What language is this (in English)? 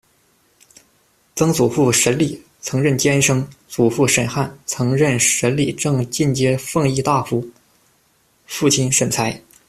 Chinese